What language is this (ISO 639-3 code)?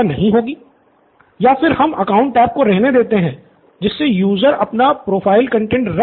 hin